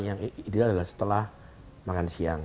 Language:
Indonesian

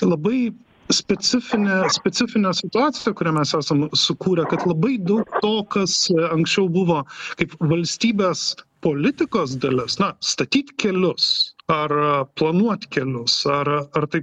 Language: Lithuanian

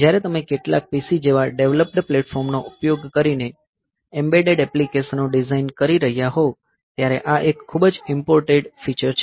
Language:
Gujarati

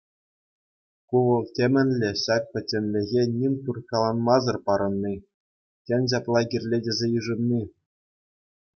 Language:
Chuvash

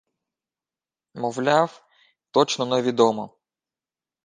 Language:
Ukrainian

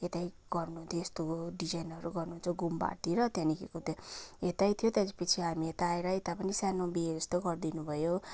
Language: Nepali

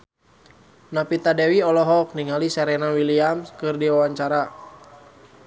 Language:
Sundanese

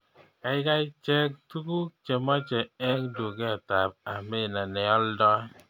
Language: Kalenjin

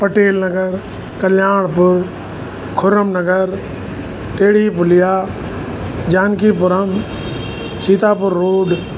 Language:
Sindhi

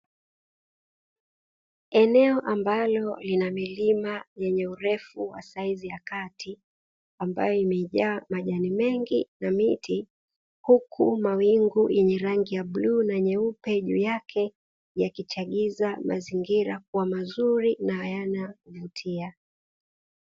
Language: Swahili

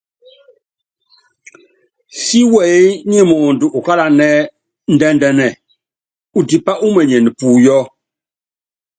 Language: Yangben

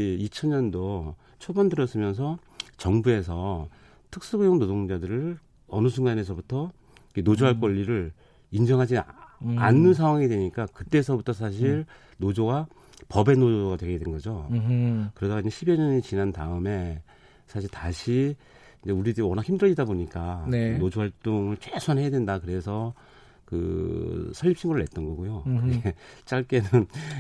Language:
Korean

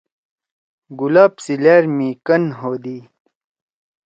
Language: Torwali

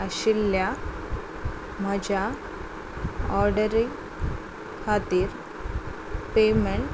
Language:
Konkani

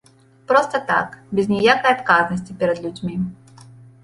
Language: Belarusian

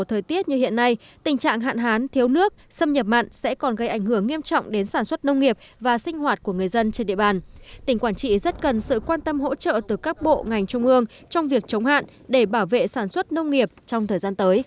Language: Vietnamese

